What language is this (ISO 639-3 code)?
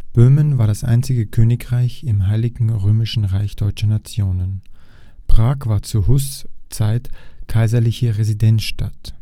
deu